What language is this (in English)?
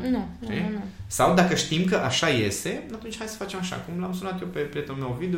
Romanian